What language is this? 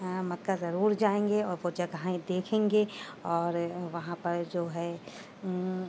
Urdu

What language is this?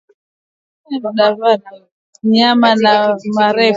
Swahili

